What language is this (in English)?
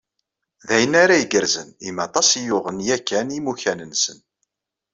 Kabyle